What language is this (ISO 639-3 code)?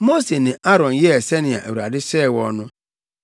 aka